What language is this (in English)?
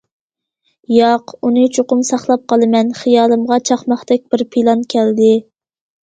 Uyghur